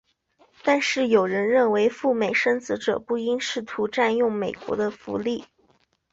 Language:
Chinese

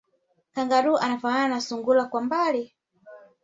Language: Swahili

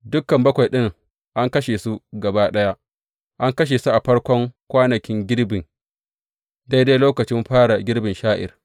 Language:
Hausa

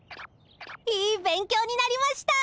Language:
Japanese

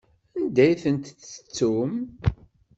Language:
Kabyle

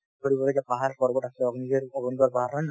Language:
Assamese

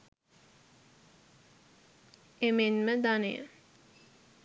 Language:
Sinhala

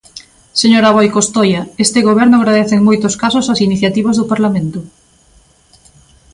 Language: Galician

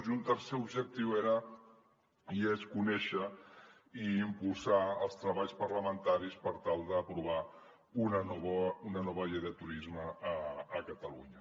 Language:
Catalan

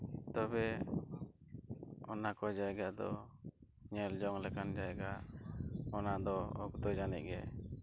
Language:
Santali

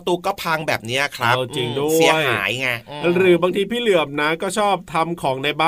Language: Thai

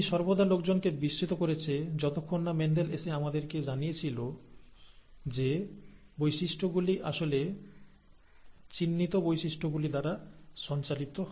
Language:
Bangla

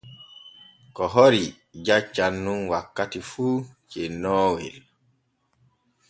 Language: Borgu Fulfulde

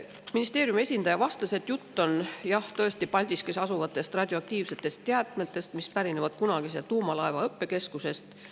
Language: Estonian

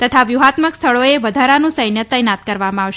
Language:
Gujarati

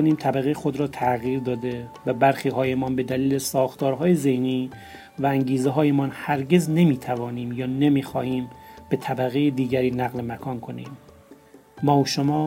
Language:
Persian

